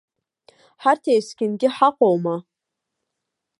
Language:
Abkhazian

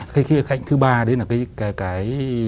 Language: Vietnamese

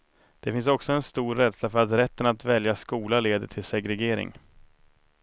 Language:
Swedish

